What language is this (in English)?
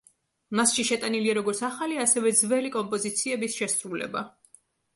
Georgian